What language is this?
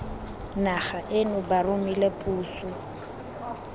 Tswana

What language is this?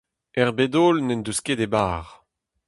Breton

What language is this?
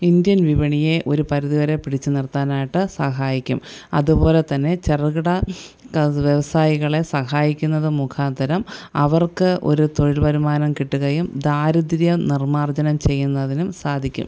Malayalam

